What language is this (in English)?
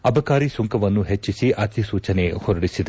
Kannada